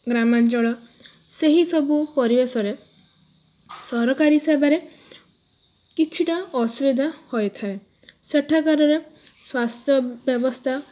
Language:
Odia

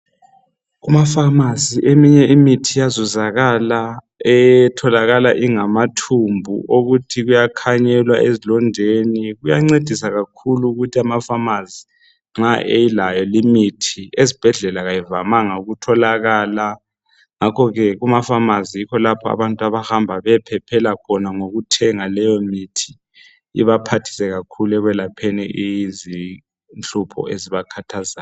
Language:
North Ndebele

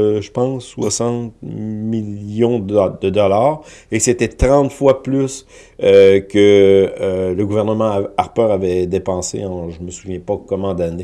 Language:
French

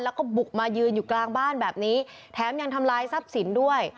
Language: Thai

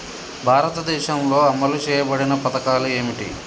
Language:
Telugu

